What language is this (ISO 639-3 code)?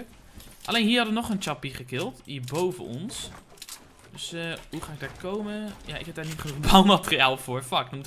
nld